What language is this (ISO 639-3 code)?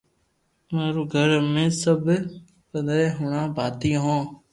lrk